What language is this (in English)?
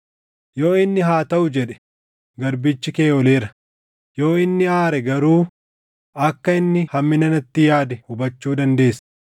Oromo